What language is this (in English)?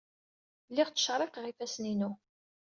Kabyle